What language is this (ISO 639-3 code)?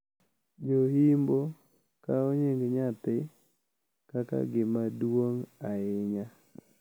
luo